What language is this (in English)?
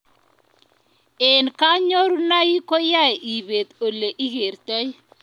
Kalenjin